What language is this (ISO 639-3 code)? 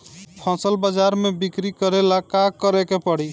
bho